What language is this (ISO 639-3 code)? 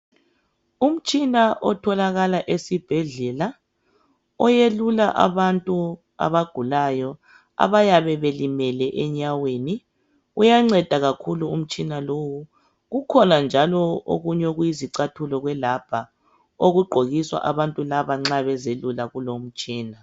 nde